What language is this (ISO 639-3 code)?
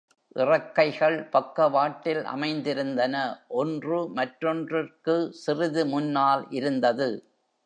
tam